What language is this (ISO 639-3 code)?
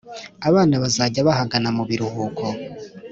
kin